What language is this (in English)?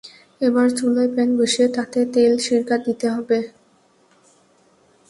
Bangla